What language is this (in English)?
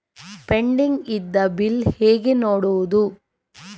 Kannada